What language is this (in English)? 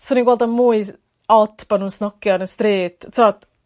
Welsh